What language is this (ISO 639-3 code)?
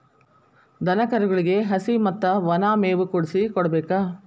kan